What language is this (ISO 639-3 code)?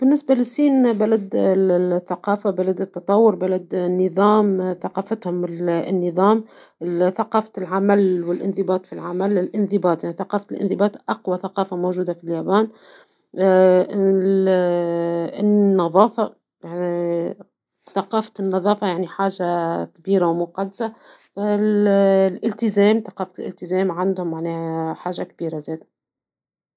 aeb